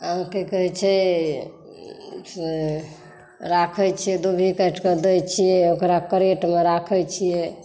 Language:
Maithili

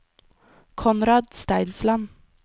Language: Norwegian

